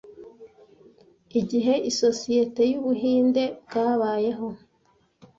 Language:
Kinyarwanda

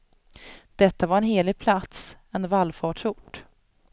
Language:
Swedish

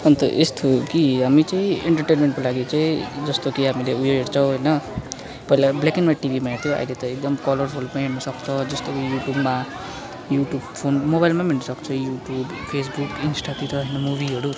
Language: Nepali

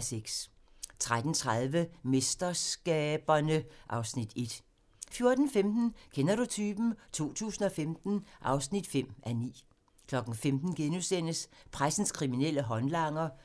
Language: Danish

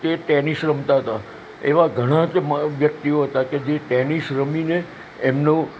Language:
Gujarati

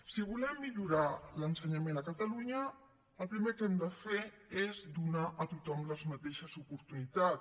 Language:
Catalan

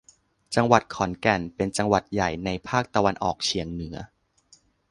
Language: Thai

